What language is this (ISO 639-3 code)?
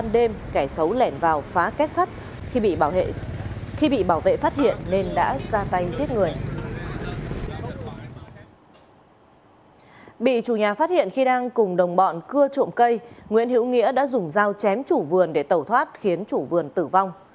vie